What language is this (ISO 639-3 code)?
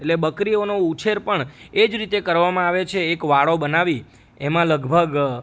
guj